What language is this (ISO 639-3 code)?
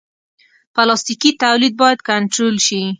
pus